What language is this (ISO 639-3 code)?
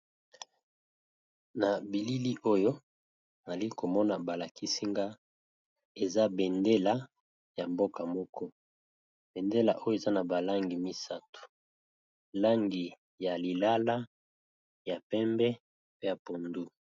lin